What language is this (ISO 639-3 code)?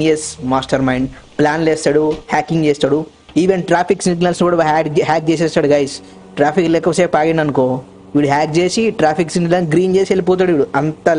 tel